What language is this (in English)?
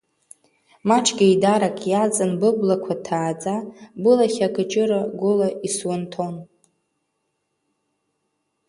Abkhazian